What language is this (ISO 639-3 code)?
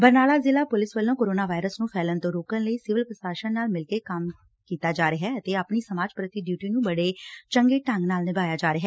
pan